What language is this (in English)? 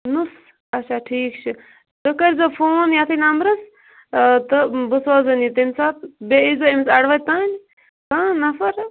Kashmiri